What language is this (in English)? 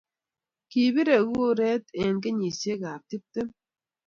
Kalenjin